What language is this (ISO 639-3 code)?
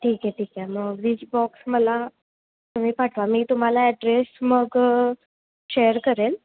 mar